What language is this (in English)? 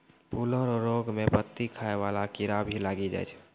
Maithili